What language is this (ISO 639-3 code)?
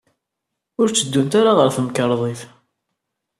kab